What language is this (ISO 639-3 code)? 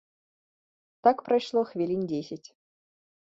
bel